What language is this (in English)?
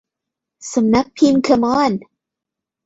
Thai